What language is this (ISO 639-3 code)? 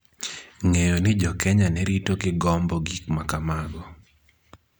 luo